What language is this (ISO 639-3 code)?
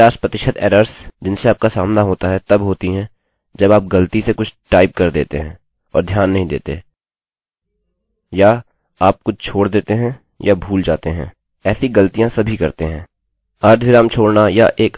hin